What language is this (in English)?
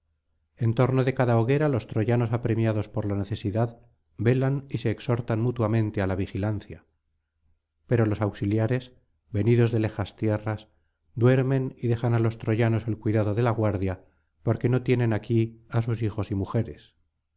Spanish